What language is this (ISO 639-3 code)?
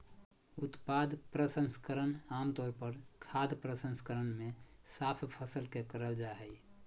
mag